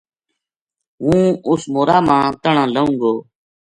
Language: Gujari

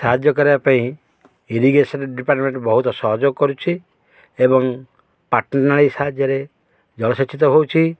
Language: Odia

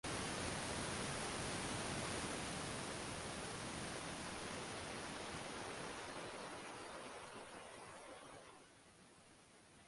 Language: Bangla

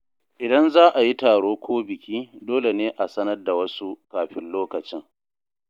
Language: Hausa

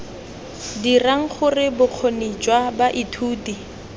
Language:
Tswana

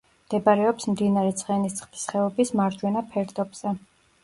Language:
Georgian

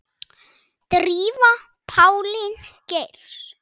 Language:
Icelandic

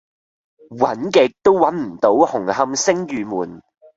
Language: Cantonese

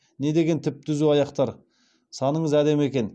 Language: Kazakh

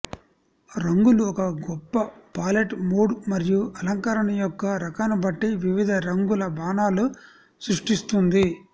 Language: Telugu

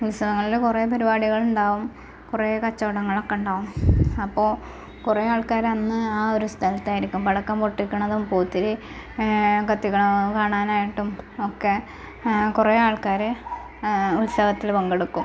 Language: Malayalam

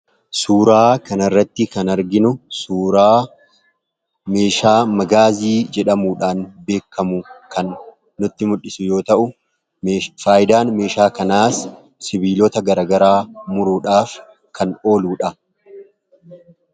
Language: Oromo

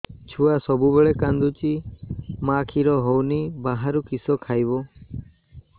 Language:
Odia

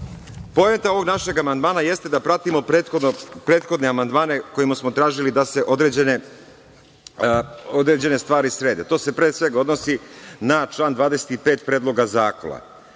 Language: Serbian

